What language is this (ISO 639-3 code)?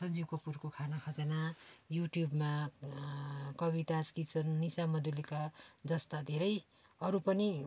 nep